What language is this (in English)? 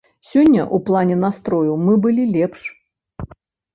Belarusian